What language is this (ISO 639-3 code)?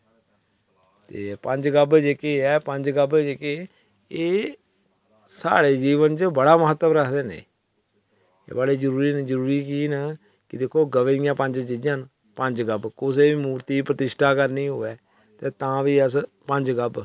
doi